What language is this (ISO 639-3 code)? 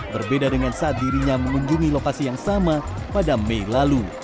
ind